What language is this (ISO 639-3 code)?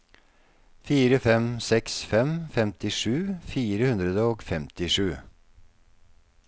nor